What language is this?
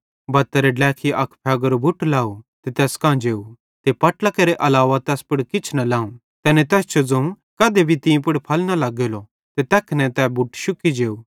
Bhadrawahi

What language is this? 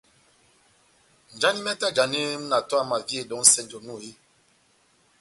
Batanga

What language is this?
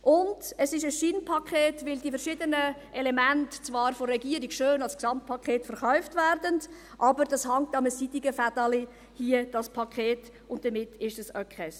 Swiss German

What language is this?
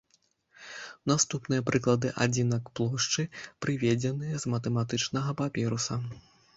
Belarusian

